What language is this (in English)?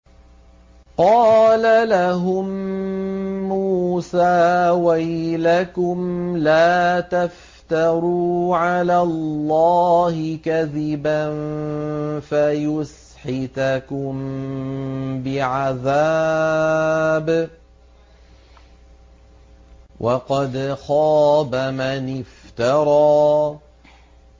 Arabic